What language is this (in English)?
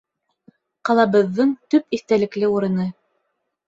Bashkir